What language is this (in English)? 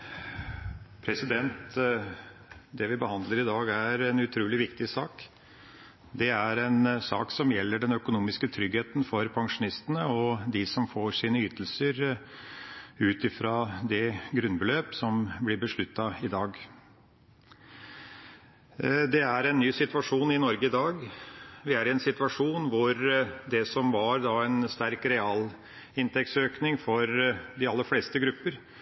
Norwegian